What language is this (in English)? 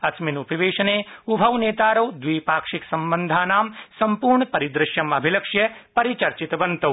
Sanskrit